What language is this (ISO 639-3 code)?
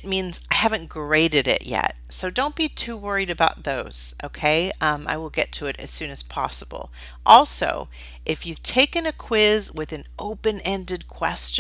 eng